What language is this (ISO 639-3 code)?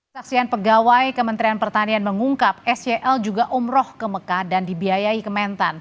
ind